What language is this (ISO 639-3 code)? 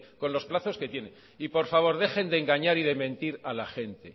spa